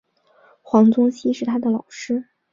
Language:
Chinese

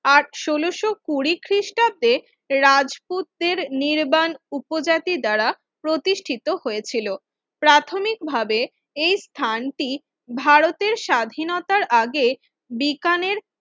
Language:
Bangla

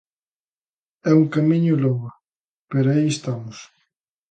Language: Galician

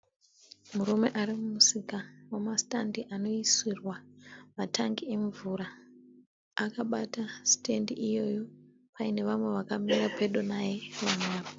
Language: Shona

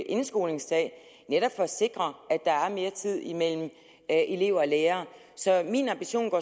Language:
Danish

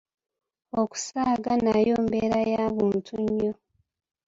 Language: Ganda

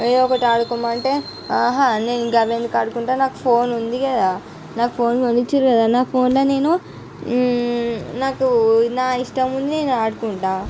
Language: Telugu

